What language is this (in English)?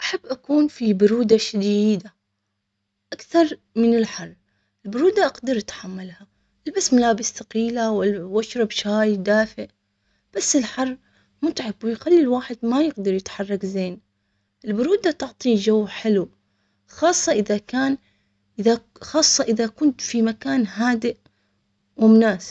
Omani Arabic